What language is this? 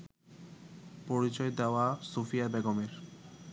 Bangla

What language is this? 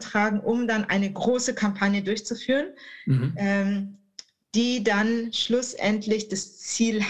German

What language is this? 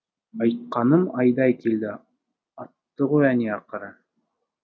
Kazakh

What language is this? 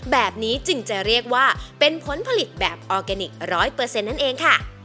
Thai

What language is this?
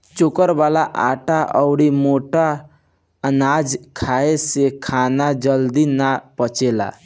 Bhojpuri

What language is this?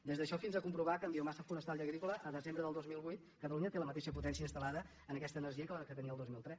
Catalan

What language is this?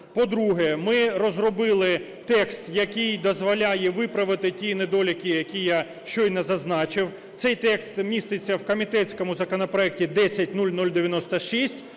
Ukrainian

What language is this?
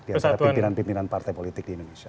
Indonesian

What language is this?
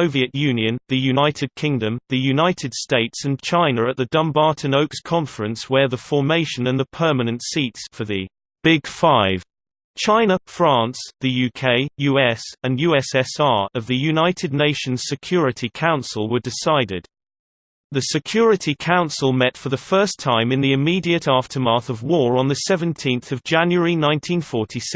English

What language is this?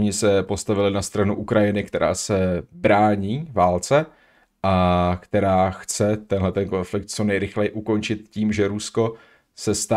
Czech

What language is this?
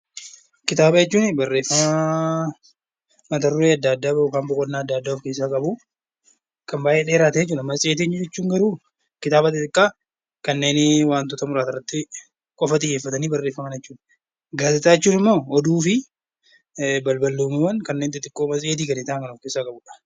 Oromo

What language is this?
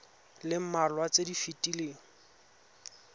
Tswana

